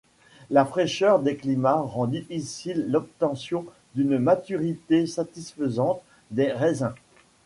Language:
French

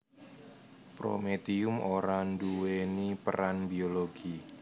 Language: Javanese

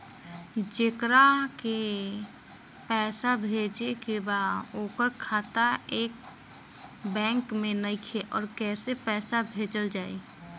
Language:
Bhojpuri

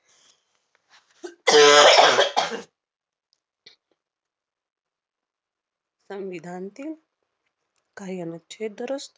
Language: Marathi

